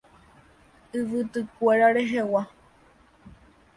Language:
Guarani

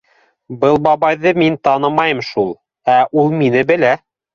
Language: Bashkir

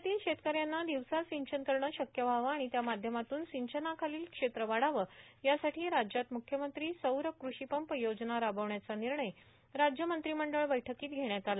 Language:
Marathi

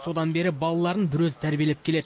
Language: Kazakh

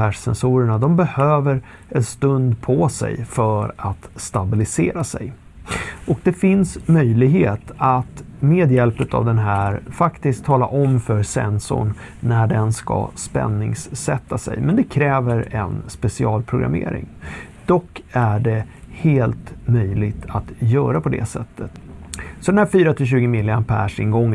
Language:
Swedish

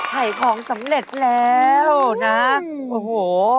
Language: Thai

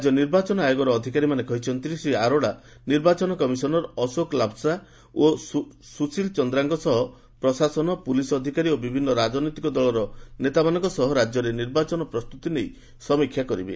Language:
Odia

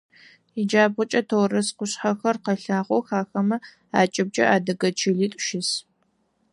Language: Adyghe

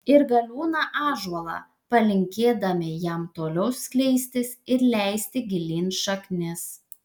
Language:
Lithuanian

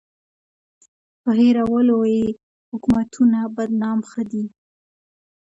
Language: Pashto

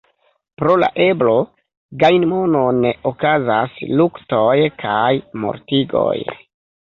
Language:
Esperanto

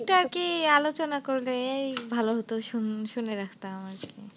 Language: Bangla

